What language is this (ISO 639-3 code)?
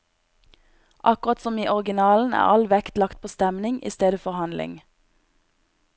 nor